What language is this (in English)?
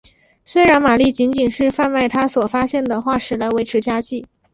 Chinese